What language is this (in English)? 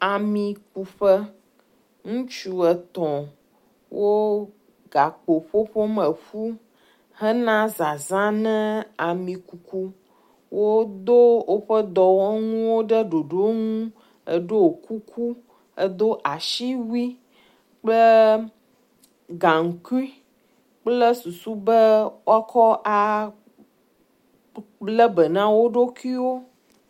Ewe